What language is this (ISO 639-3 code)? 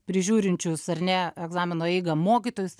lit